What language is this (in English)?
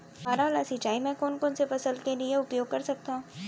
Chhattisgarhi